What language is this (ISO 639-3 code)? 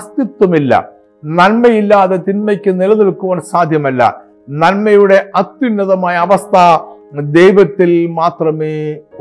mal